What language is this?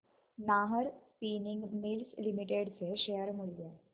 Marathi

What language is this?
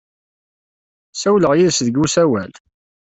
Kabyle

